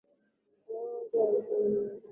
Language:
Swahili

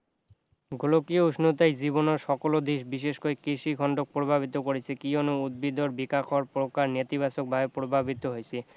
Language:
Assamese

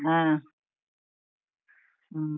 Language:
Kannada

